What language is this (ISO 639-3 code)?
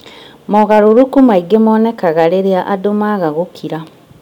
kik